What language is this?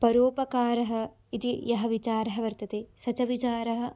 Sanskrit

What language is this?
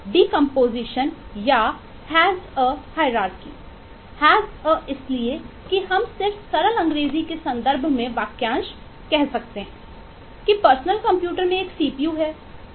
Hindi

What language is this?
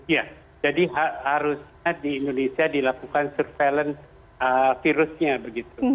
Indonesian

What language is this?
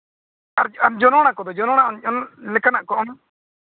Santali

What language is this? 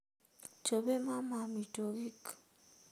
Kalenjin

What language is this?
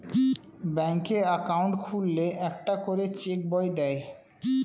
Bangla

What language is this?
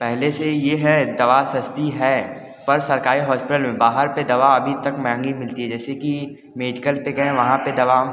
Hindi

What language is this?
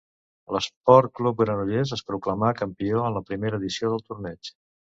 Catalan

